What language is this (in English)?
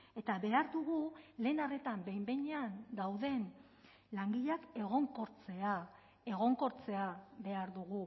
Basque